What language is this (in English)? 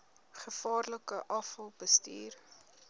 Afrikaans